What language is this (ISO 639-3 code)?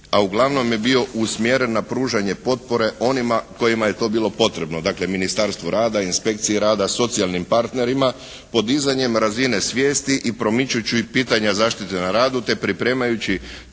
hrv